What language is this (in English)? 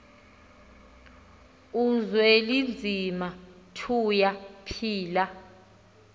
Xhosa